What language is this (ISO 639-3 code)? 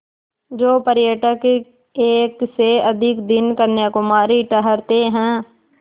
hin